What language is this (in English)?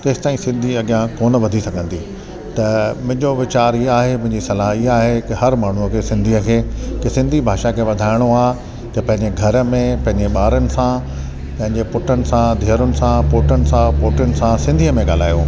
Sindhi